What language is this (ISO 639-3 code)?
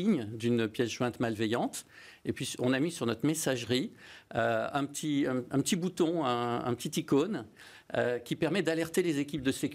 fra